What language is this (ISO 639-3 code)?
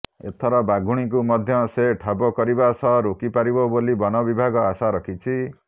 ori